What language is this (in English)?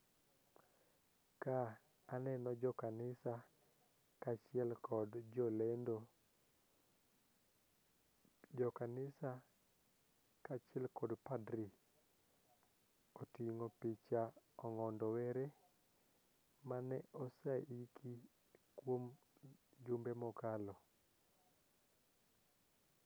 Luo (Kenya and Tanzania)